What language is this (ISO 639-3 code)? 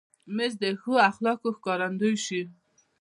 pus